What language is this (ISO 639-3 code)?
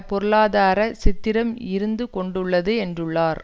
tam